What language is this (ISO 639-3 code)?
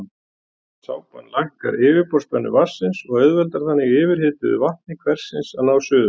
isl